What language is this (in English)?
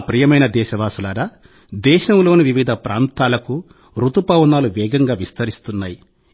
Telugu